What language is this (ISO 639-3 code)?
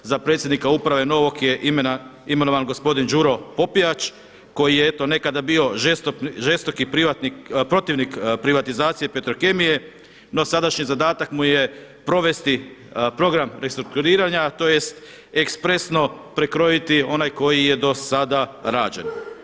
hrv